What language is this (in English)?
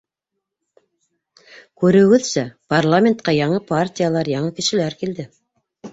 Bashkir